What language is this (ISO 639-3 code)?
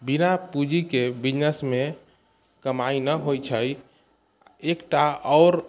mai